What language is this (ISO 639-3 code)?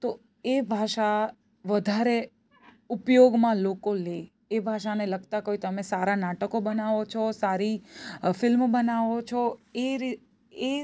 guj